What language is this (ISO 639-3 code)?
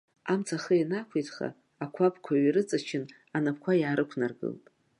abk